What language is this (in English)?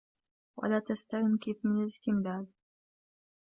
Arabic